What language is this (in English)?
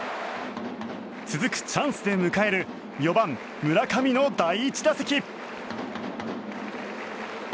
Japanese